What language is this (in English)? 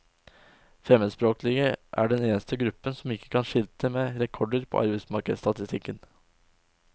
Norwegian